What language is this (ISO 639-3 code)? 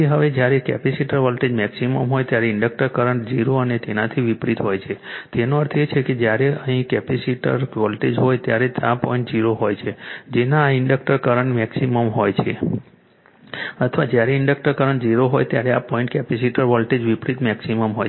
guj